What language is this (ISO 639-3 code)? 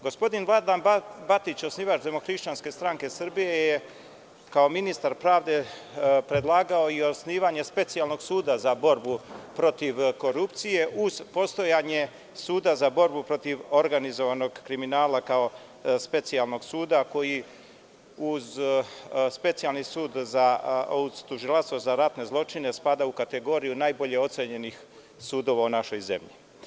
srp